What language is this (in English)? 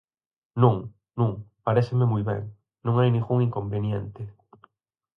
Galician